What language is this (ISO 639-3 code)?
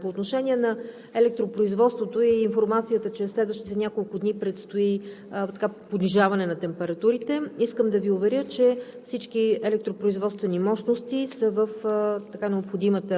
bul